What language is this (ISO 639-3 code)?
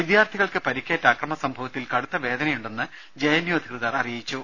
mal